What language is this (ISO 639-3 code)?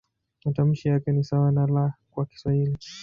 swa